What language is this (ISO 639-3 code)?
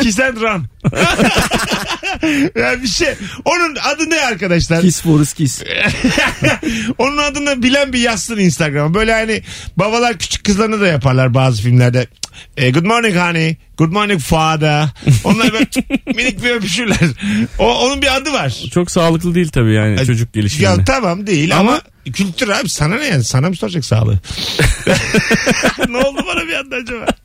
tur